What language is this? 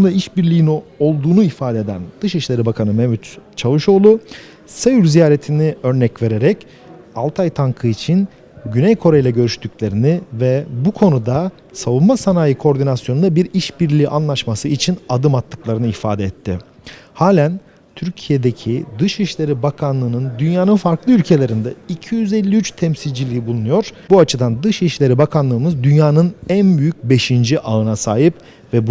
Turkish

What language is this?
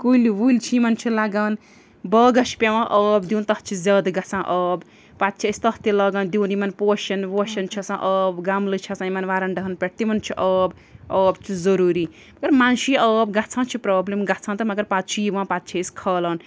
Kashmiri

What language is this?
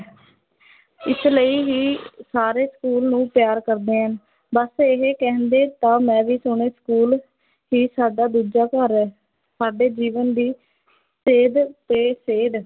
Punjabi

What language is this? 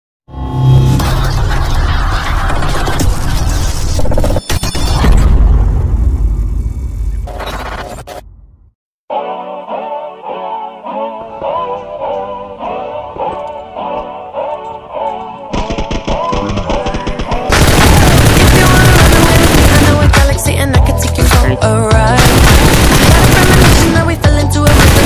Vietnamese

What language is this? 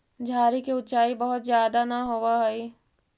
Magahi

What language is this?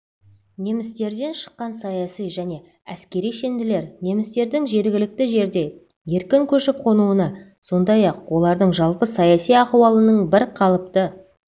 Kazakh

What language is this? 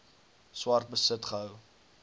Afrikaans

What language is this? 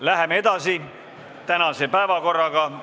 Estonian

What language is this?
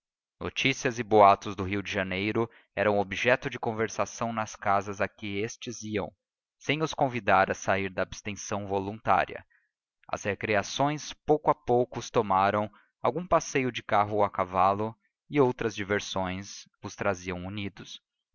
Portuguese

